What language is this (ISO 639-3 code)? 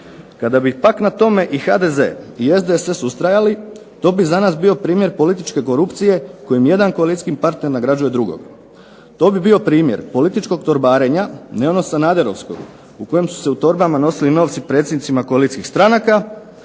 hrv